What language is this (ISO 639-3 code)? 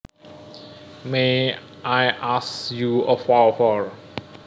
jav